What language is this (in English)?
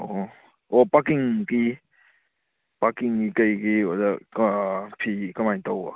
Manipuri